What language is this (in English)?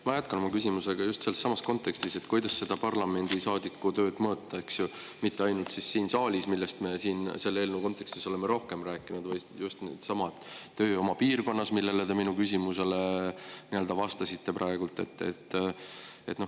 Estonian